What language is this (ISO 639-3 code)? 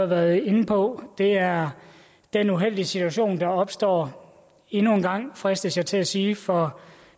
dan